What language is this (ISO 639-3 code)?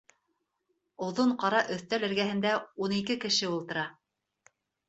bak